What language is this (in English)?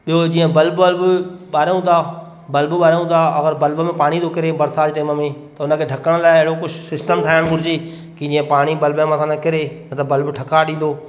Sindhi